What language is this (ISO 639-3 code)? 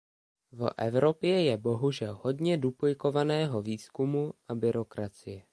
ces